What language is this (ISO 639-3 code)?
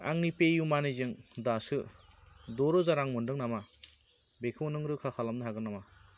brx